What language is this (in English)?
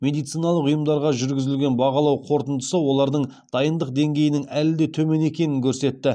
Kazakh